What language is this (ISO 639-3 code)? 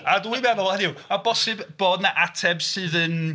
cym